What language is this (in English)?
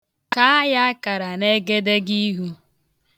Igbo